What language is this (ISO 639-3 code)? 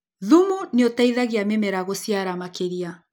kik